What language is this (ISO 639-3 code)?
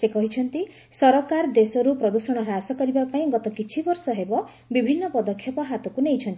ori